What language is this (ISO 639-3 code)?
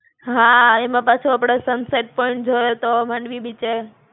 guj